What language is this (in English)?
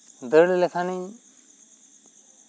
Santali